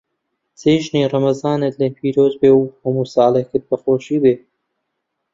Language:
Central Kurdish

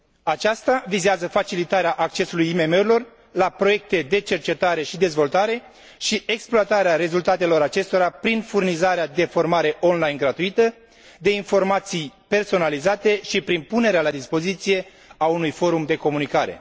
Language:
Romanian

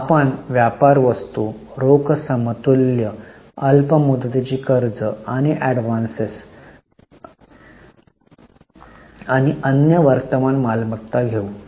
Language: Marathi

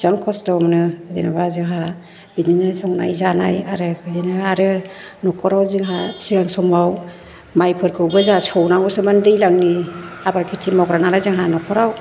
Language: Bodo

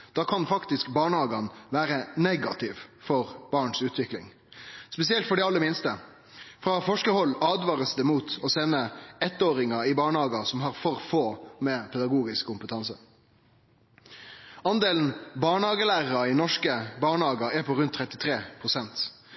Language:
Norwegian Nynorsk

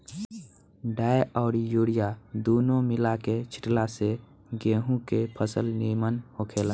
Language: Bhojpuri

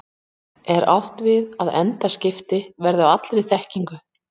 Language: Icelandic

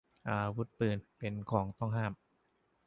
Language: Thai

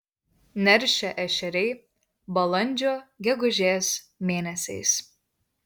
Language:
Lithuanian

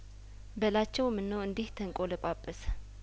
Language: Amharic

